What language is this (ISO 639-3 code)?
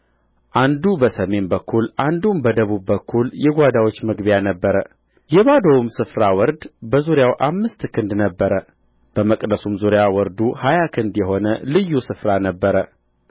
amh